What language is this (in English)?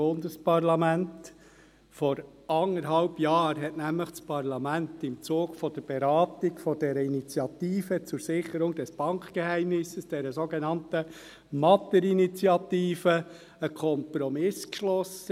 Swiss German